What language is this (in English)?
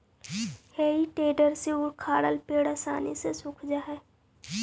Magahi